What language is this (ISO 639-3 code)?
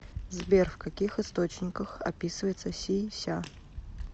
rus